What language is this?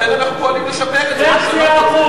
Hebrew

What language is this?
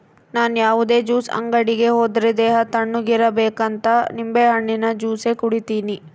Kannada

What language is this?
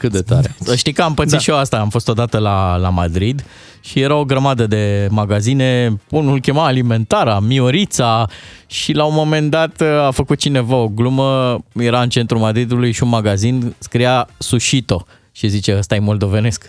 Romanian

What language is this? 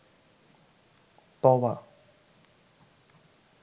Bangla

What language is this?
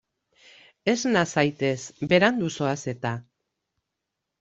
Basque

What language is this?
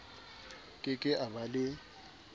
Southern Sotho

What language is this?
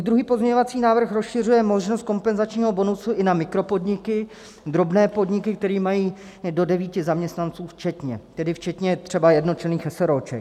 Czech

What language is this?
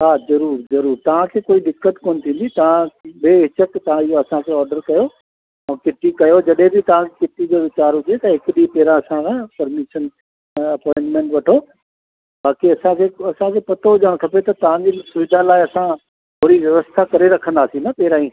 Sindhi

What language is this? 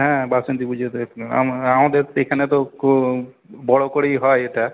Bangla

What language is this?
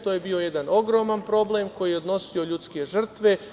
Serbian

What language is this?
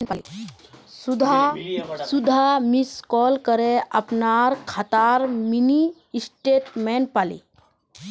Magahi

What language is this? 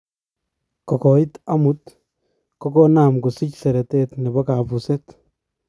Kalenjin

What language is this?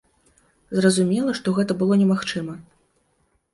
Belarusian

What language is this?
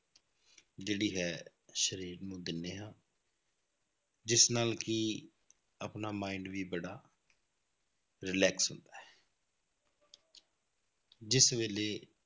Punjabi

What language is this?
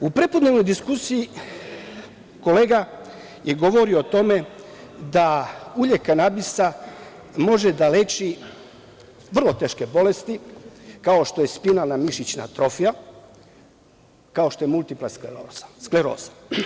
Serbian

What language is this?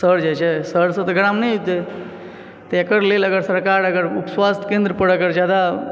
Maithili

